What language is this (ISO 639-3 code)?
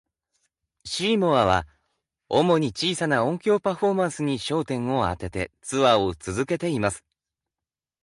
jpn